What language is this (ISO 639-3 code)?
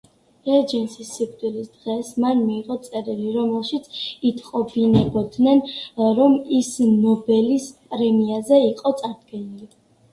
kat